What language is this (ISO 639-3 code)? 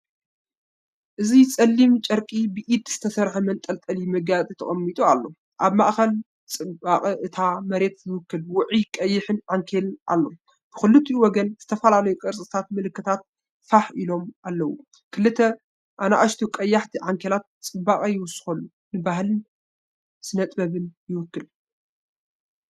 tir